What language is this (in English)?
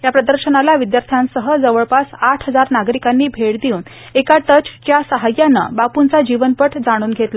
Marathi